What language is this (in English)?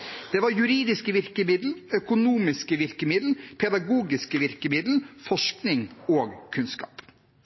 Norwegian Bokmål